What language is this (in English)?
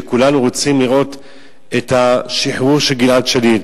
Hebrew